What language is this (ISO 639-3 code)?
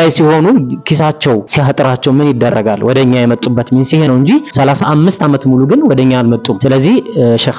ara